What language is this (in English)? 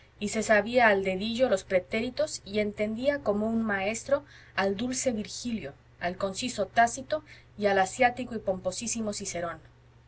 Spanish